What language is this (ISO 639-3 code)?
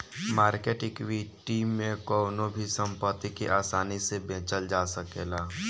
bho